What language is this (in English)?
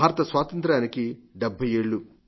Telugu